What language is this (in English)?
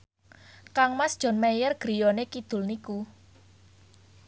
Javanese